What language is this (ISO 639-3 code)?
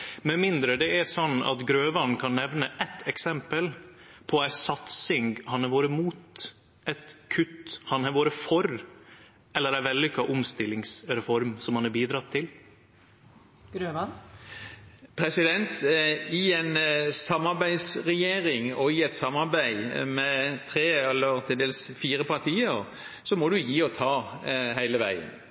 nor